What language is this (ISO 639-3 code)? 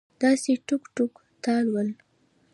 pus